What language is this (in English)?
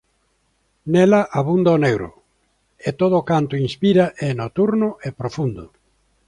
Galician